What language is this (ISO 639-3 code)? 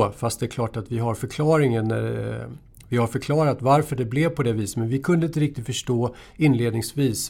swe